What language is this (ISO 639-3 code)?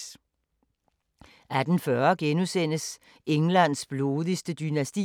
dan